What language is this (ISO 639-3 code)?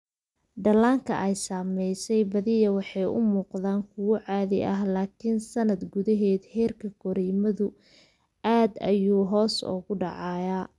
som